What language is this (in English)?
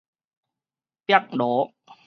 Min Nan Chinese